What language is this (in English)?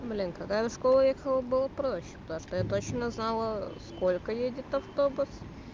Russian